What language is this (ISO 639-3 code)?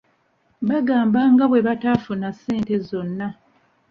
lug